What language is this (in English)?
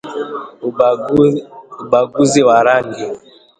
Swahili